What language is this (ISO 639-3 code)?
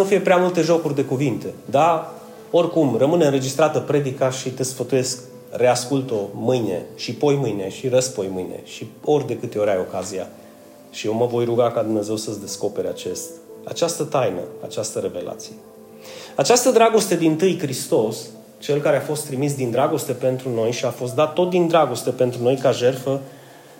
ron